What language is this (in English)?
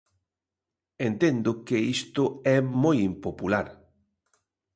Galician